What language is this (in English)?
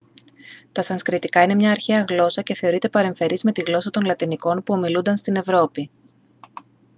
Greek